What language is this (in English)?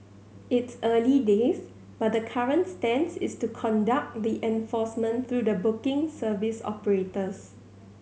English